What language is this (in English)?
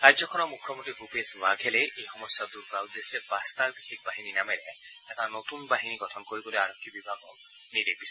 Assamese